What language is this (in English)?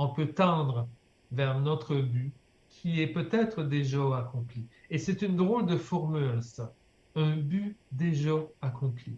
French